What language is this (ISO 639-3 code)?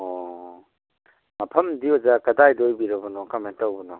mni